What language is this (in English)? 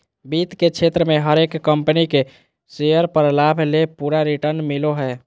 Magahi